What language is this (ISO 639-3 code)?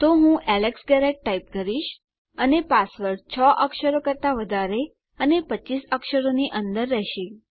guj